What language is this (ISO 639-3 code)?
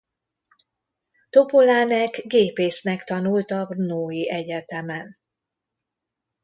hun